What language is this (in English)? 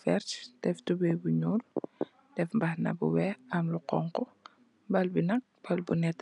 Wolof